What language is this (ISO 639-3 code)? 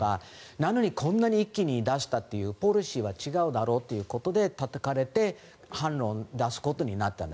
jpn